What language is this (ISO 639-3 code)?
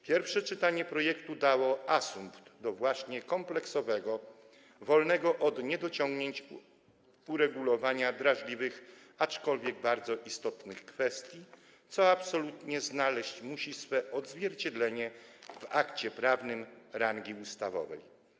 pol